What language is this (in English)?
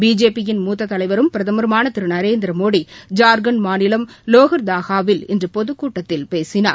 Tamil